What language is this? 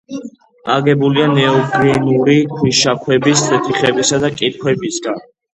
Georgian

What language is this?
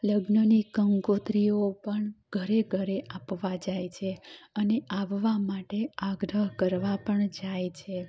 Gujarati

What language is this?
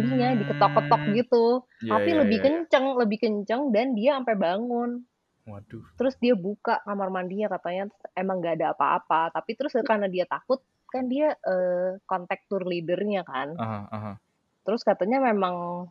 Indonesian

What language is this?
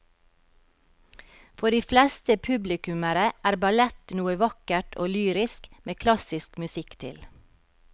Norwegian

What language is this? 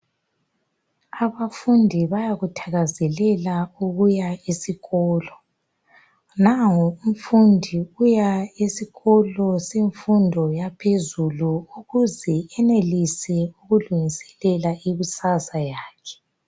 North Ndebele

